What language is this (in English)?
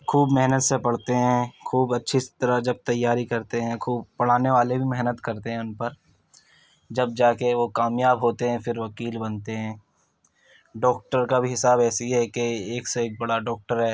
Urdu